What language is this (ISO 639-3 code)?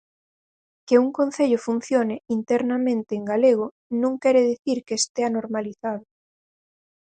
glg